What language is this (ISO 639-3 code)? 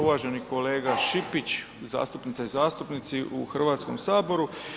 hrv